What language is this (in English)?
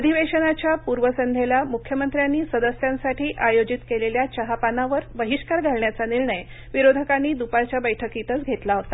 Marathi